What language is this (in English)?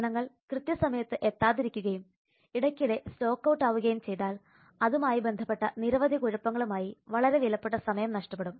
Malayalam